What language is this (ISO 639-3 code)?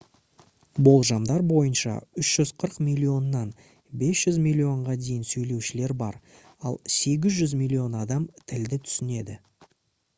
kaz